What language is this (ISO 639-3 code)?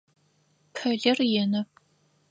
ady